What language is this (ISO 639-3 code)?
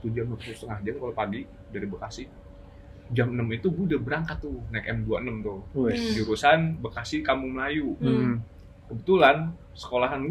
ind